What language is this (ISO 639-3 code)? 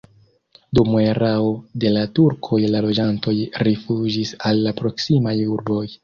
epo